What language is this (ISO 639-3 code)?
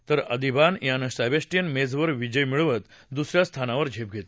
mar